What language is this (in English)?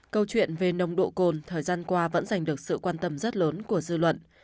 Vietnamese